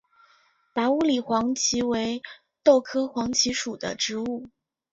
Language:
Chinese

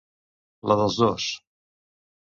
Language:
Catalan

